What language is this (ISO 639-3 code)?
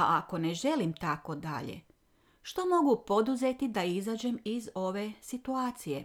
hrv